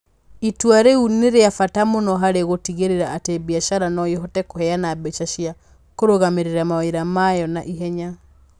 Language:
Kikuyu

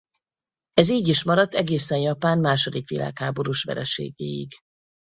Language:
Hungarian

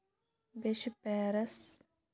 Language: Kashmiri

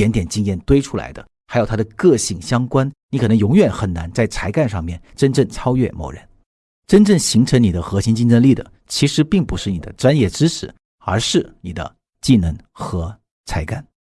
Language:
Chinese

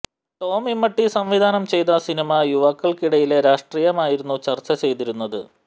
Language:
Malayalam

